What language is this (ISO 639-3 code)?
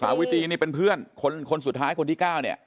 tha